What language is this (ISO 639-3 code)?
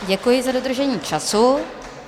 ces